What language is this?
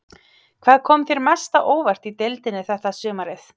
Icelandic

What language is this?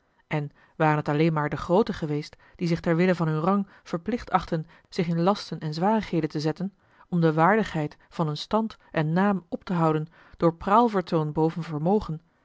Dutch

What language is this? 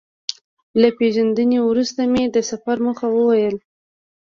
Pashto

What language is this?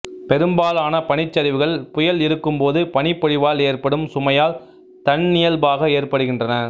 Tamil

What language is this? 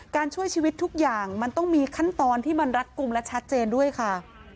Thai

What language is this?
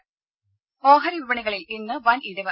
Malayalam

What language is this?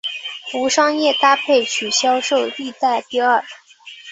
Chinese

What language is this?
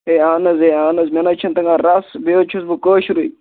Kashmiri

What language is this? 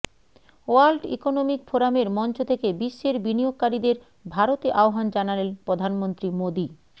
Bangla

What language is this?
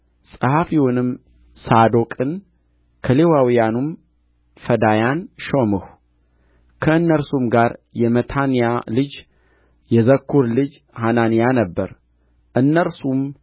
Amharic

